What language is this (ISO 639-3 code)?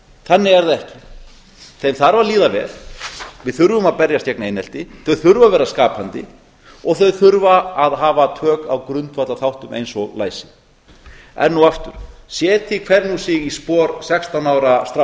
isl